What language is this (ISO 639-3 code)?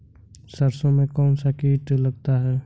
hin